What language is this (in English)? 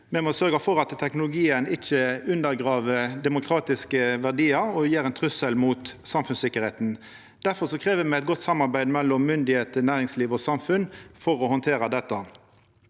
Norwegian